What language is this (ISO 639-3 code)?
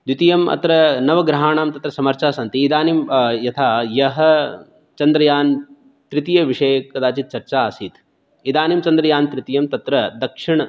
san